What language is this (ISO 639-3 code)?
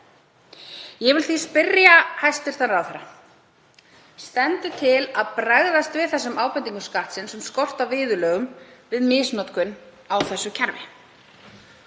isl